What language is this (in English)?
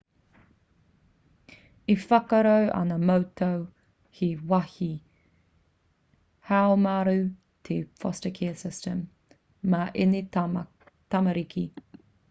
Māori